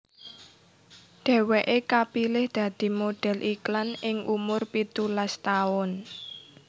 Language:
Javanese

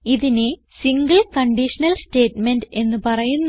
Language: Malayalam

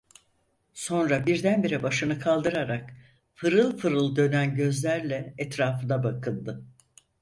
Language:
Turkish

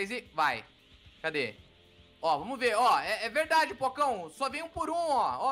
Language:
Portuguese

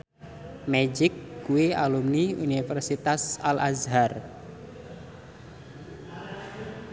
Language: Javanese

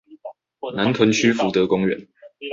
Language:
Chinese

